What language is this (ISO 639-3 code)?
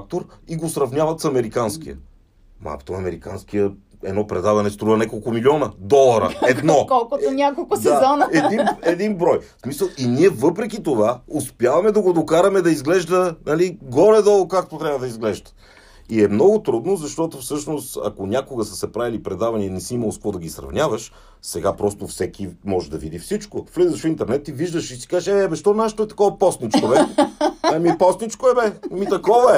bul